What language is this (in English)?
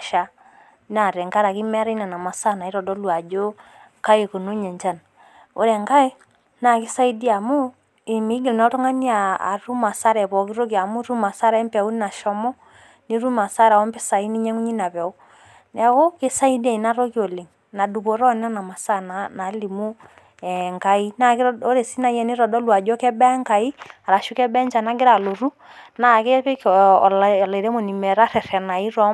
Masai